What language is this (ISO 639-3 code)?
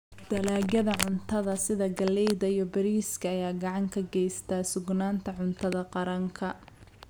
som